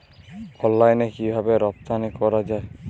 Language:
Bangla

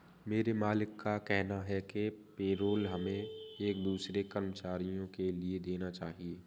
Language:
Hindi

